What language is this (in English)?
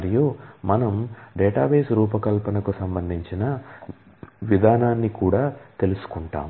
Telugu